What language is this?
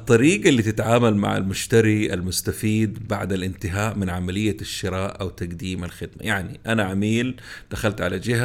Arabic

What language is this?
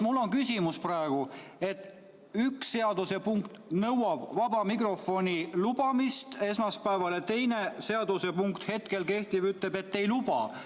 Estonian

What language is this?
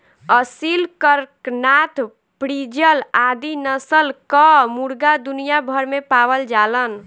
Bhojpuri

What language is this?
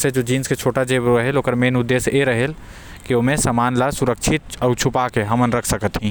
Korwa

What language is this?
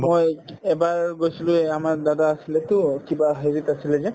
Assamese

